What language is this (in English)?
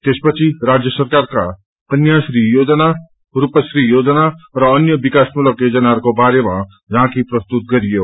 Nepali